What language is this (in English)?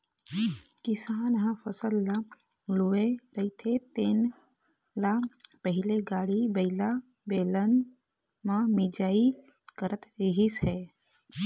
Chhattisgarhi